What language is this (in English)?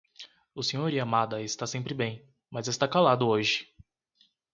Portuguese